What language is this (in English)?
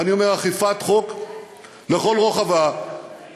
Hebrew